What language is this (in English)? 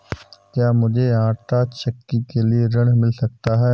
Hindi